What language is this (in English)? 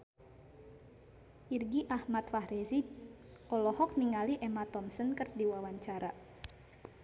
Sundanese